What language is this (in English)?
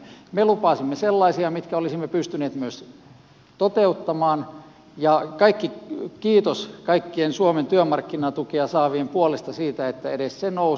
Finnish